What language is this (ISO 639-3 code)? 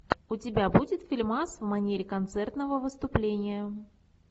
rus